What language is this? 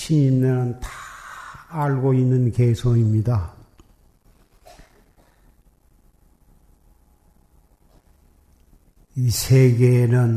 Korean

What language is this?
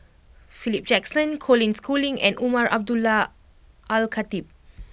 English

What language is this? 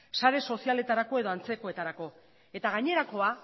Basque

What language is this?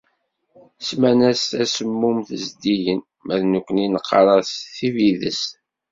Kabyle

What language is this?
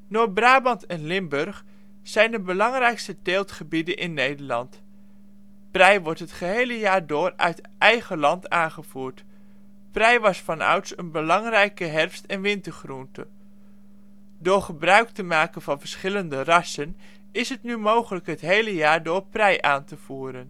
Dutch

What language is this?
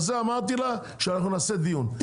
Hebrew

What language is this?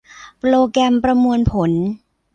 Thai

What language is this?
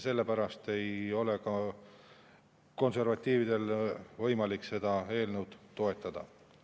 Estonian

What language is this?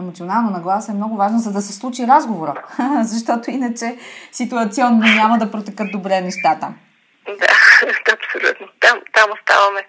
Bulgarian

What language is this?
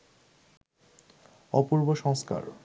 Bangla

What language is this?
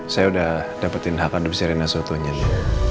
Indonesian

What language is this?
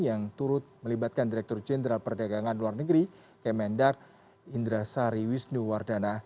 Indonesian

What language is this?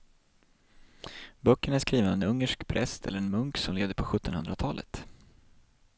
Swedish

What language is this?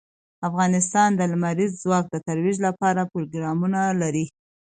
Pashto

